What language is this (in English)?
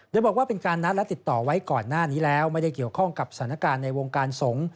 Thai